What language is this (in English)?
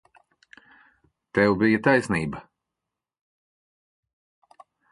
Latvian